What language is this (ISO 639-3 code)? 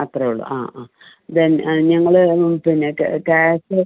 mal